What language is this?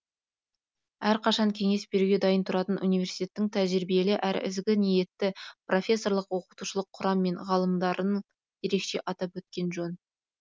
Kazakh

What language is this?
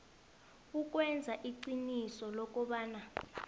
South Ndebele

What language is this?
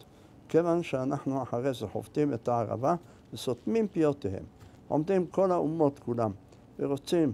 Hebrew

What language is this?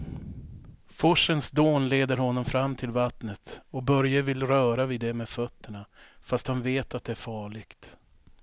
Swedish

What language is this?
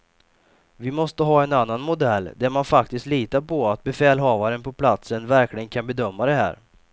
Swedish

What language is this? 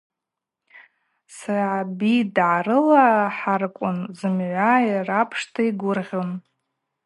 Abaza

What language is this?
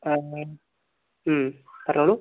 Malayalam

